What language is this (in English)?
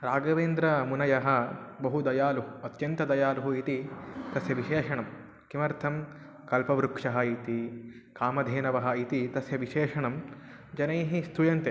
Sanskrit